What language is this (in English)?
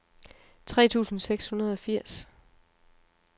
Danish